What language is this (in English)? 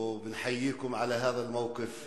Hebrew